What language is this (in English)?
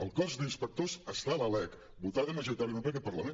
Catalan